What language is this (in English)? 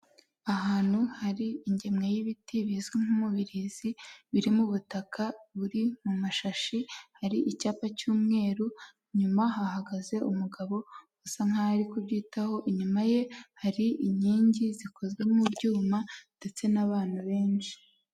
Kinyarwanda